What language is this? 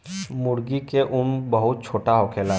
Bhojpuri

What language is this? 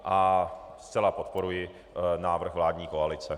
Czech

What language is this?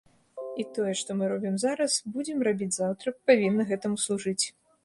Belarusian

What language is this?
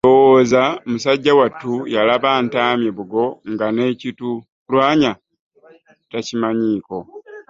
Ganda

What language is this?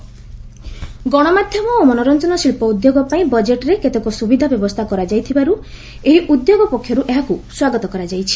Odia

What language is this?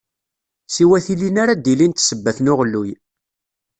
Kabyle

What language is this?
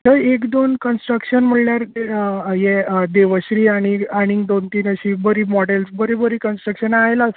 Konkani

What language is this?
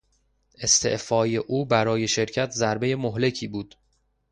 Persian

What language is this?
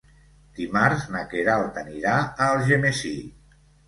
Catalan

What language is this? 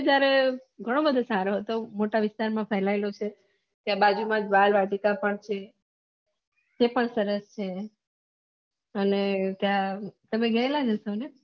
Gujarati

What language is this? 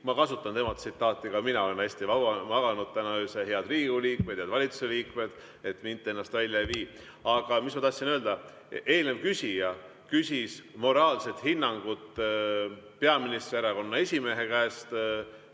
Estonian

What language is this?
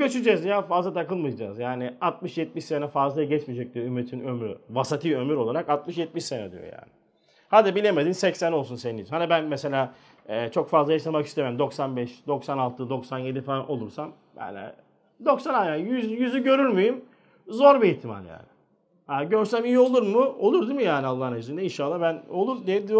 Turkish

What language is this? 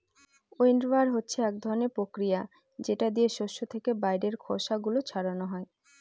Bangla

